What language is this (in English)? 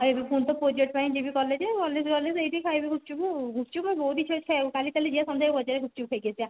Odia